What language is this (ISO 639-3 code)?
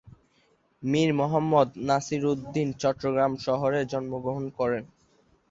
ben